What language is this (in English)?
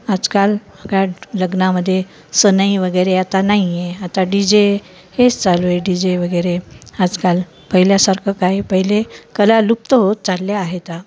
Marathi